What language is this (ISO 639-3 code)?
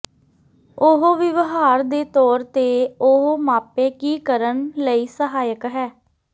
pan